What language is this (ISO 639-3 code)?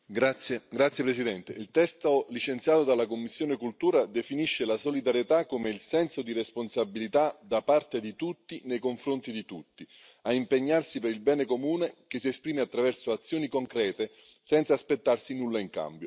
ita